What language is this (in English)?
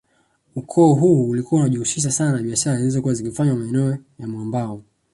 Swahili